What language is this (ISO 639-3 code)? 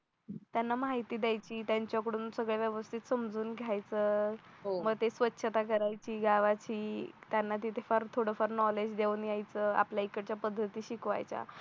mar